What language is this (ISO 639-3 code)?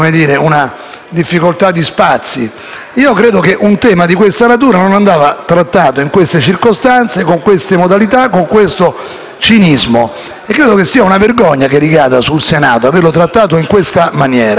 ita